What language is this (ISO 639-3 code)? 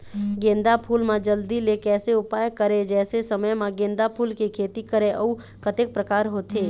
hne